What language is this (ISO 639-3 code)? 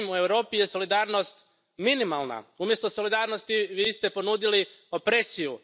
hrv